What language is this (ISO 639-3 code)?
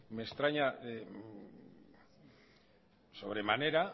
spa